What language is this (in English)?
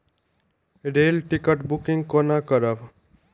Maithili